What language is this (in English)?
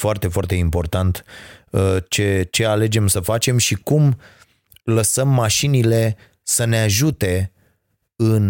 Romanian